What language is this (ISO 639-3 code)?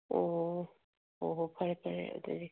mni